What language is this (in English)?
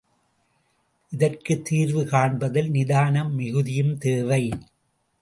Tamil